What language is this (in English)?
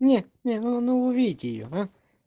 Russian